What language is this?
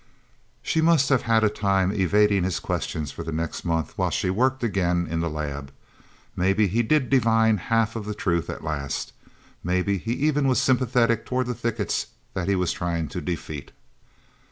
English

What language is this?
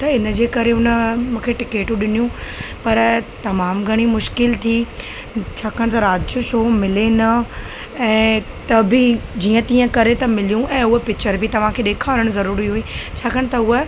Sindhi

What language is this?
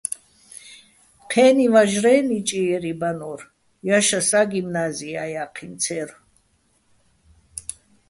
Bats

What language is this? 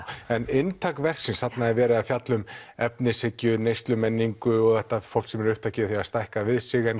Icelandic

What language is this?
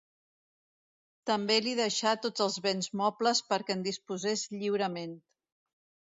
Catalan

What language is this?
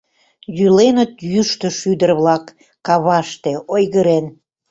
Mari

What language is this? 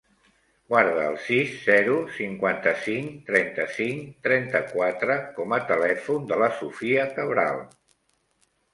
Catalan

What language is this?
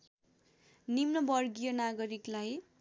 Nepali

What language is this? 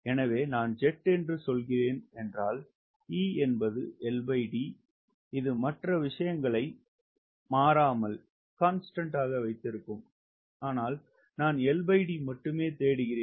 Tamil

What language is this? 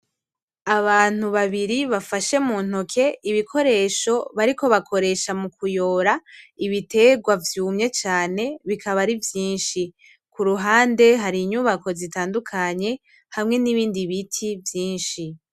Rundi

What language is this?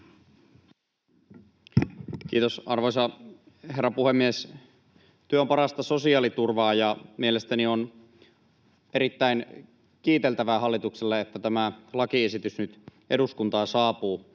Finnish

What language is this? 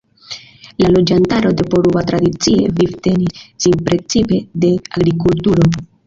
Esperanto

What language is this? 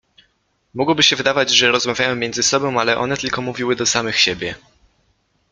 Polish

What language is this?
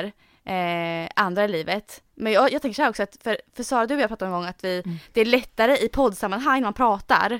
Swedish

